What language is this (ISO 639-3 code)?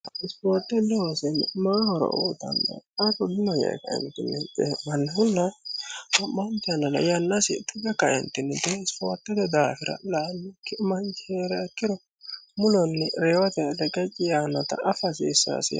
sid